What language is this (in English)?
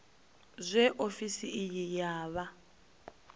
Venda